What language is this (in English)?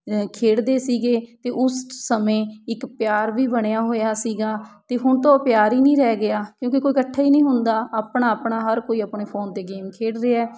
Punjabi